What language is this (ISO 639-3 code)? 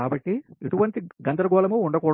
tel